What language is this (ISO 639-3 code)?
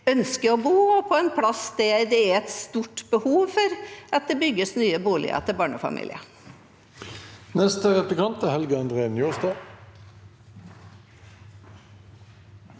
nor